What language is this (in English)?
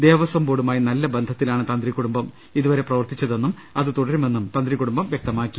Malayalam